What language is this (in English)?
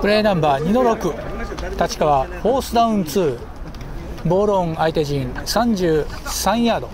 Japanese